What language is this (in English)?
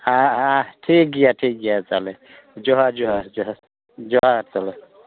Santali